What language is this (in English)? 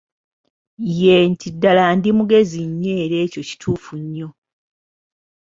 Ganda